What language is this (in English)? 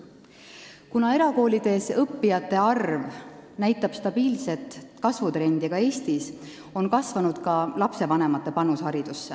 Estonian